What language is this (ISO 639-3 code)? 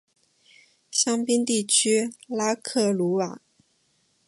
zho